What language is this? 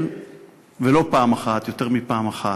Hebrew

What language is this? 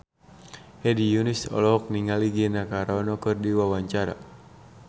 Sundanese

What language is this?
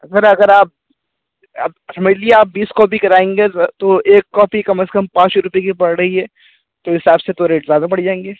Urdu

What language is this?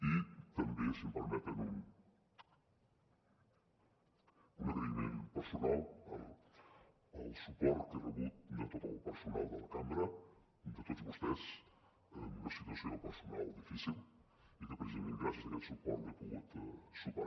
Catalan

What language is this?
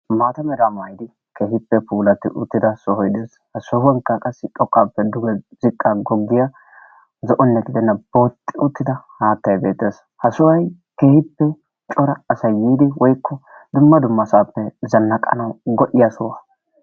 Wolaytta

